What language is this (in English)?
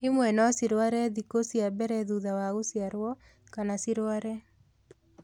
Kikuyu